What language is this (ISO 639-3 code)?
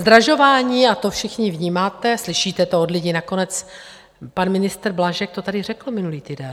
ces